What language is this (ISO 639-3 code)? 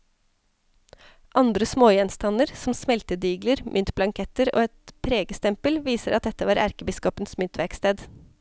nor